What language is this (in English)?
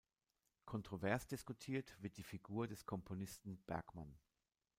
German